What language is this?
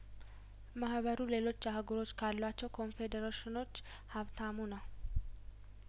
Amharic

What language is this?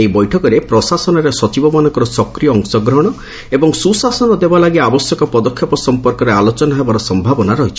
Odia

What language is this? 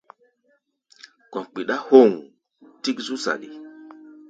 Gbaya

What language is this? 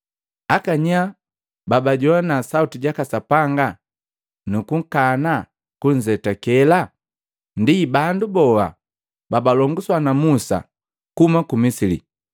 Matengo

